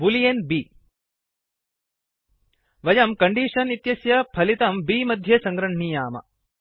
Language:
Sanskrit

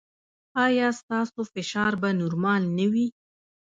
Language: Pashto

